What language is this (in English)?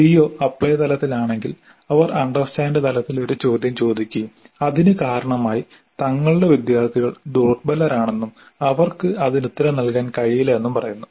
Malayalam